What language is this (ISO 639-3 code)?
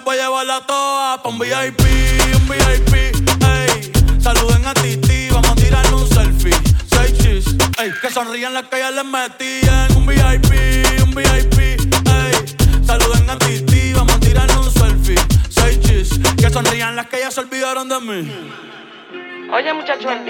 ita